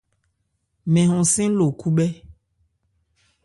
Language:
Ebrié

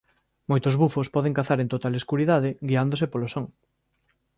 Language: Galician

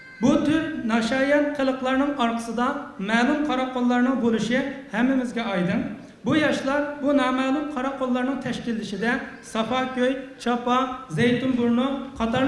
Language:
Turkish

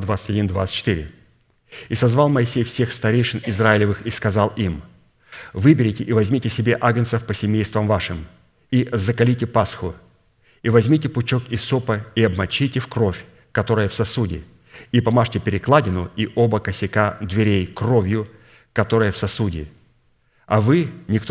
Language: Russian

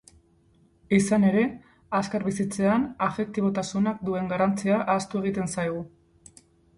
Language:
Basque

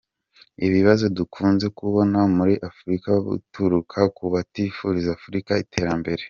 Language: Kinyarwanda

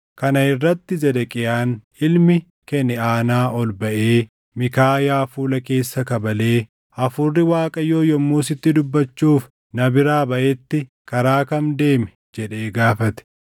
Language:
Oromo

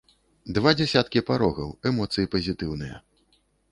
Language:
Belarusian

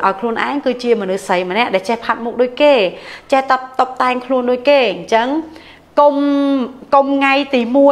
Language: Thai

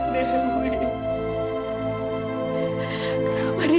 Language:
Indonesian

